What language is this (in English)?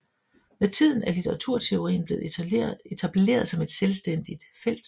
Danish